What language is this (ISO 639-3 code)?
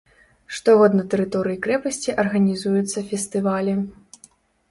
bel